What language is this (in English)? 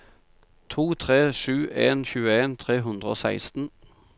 Norwegian